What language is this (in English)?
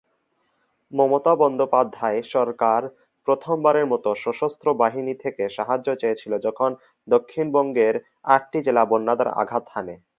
Bangla